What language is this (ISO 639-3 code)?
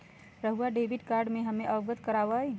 mag